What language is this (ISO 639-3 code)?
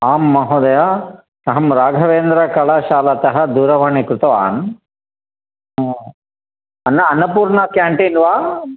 san